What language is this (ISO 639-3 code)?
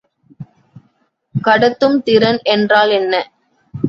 tam